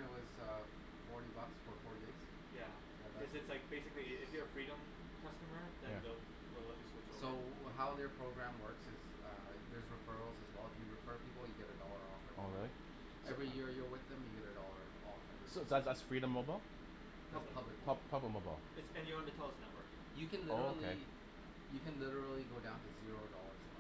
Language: English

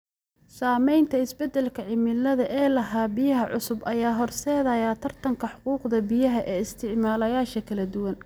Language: Somali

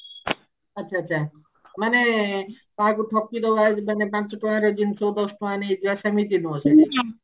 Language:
Odia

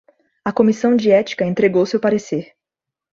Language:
Portuguese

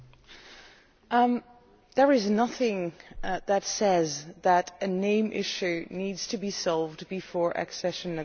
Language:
English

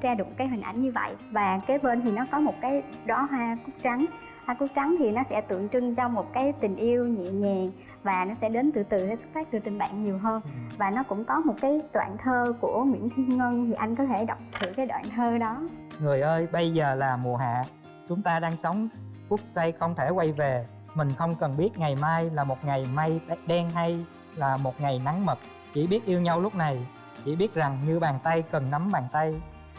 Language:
Vietnamese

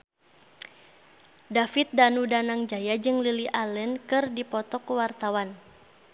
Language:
Sundanese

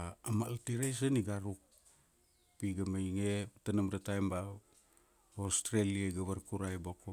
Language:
Kuanua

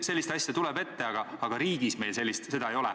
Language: Estonian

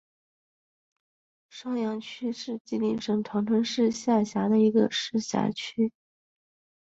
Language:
Chinese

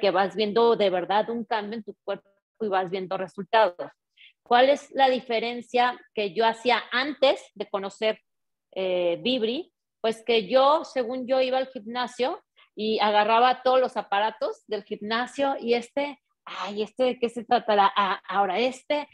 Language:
Spanish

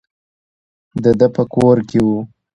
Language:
Pashto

